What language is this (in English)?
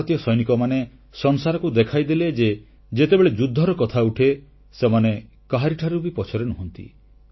Odia